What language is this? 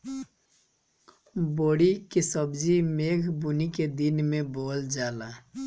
Bhojpuri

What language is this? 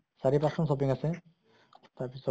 Assamese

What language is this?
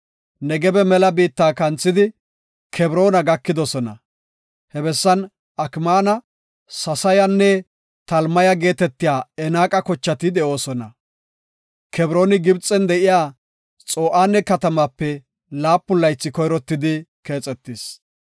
Gofa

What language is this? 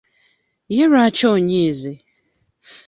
Ganda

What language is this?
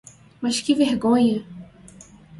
Portuguese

